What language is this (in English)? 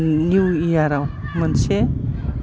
Bodo